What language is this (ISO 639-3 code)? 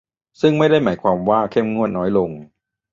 tha